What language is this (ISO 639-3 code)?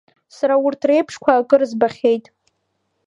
abk